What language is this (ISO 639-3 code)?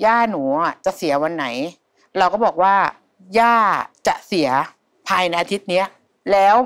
tha